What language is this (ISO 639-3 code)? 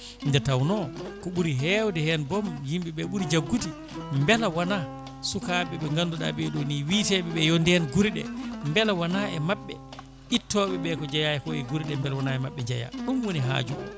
ful